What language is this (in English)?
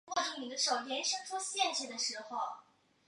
Chinese